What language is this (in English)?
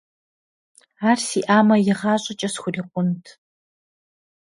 Kabardian